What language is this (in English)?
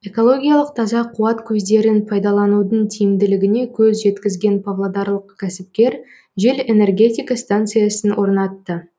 Kazakh